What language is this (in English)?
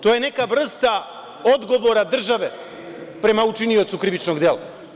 Serbian